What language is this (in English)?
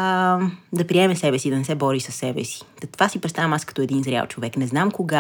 Bulgarian